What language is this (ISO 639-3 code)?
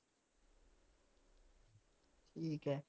pan